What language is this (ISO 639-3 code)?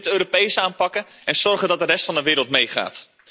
nld